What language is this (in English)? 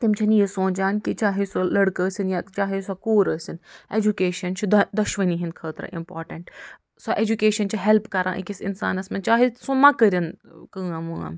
Kashmiri